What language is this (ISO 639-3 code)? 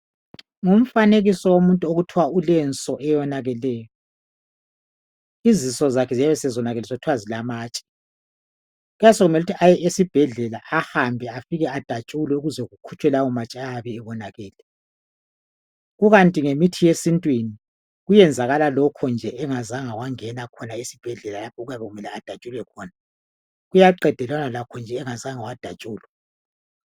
nde